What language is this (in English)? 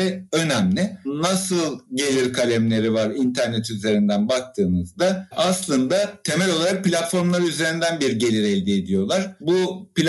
Turkish